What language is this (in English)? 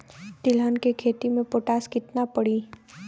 Bhojpuri